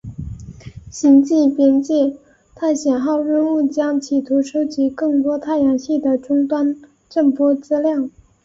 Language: Chinese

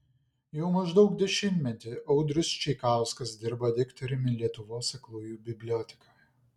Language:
Lithuanian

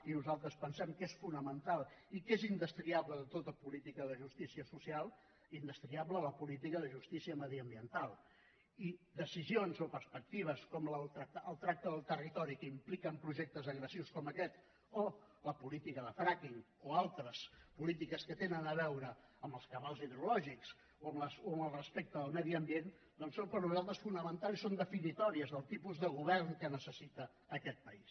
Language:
Catalan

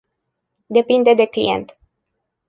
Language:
Romanian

